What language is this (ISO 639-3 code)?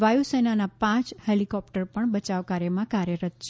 guj